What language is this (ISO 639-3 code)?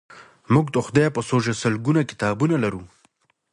pus